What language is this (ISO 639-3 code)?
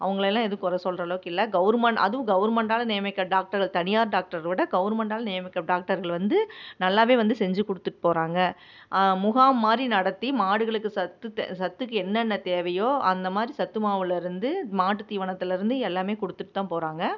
tam